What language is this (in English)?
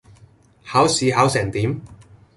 Cantonese